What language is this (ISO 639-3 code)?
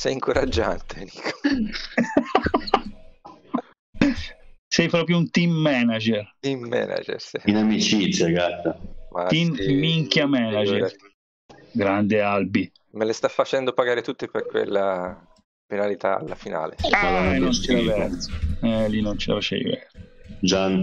ita